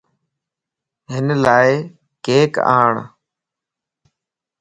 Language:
Lasi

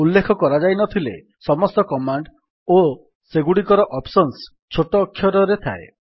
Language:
Odia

